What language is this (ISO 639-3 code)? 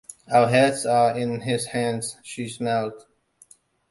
eng